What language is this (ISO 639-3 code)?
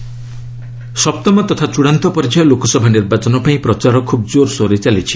ori